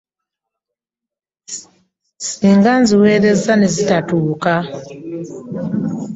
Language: Ganda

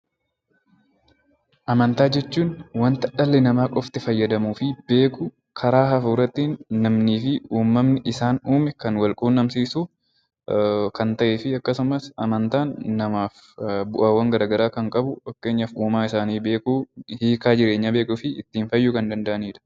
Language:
Oromo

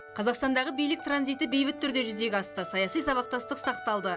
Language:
Kazakh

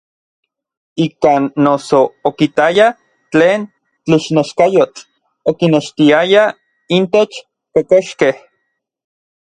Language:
Orizaba Nahuatl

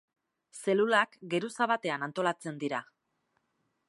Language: Basque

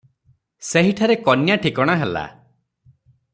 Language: Odia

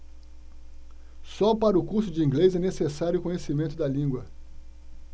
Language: Portuguese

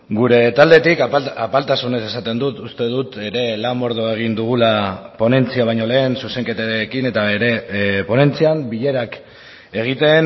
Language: Basque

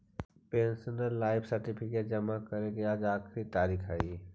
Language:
Magahi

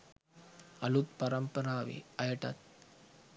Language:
Sinhala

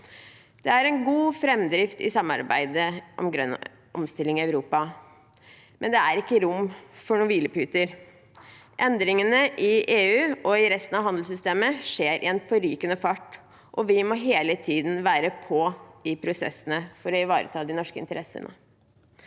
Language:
Norwegian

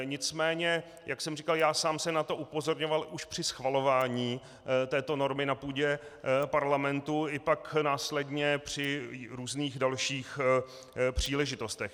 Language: Czech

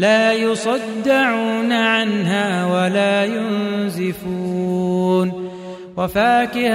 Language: Arabic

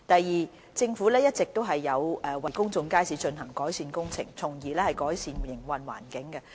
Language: Cantonese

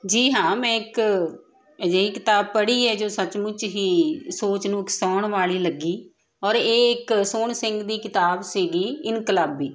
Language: Punjabi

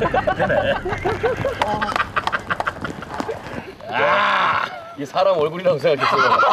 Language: Korean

